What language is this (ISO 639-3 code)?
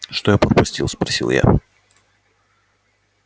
rus